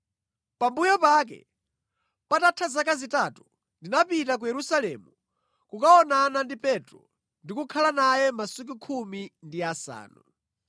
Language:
Nyanja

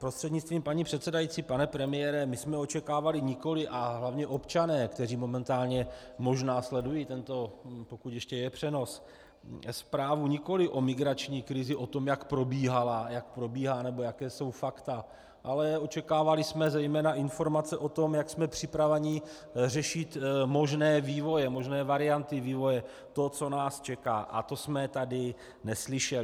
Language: Czech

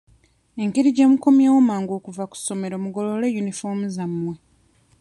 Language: Ganda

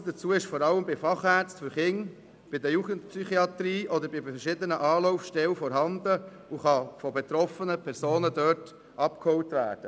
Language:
Swiss German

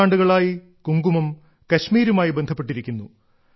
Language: Malayalam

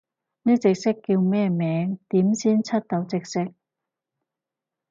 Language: Cantonese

